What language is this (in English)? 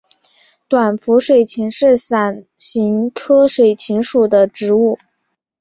Chinese